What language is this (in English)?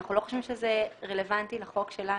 Hebrew